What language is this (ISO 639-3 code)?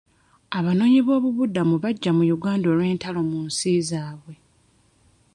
lug